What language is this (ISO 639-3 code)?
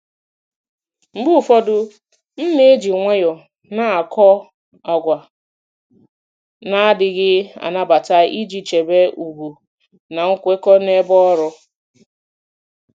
ibo